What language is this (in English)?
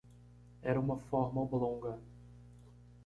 Portuguese